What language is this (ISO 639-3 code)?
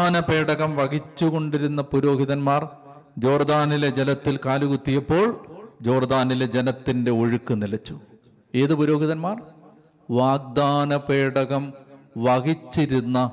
mal